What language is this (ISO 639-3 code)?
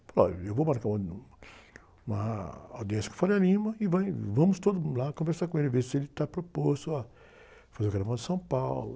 por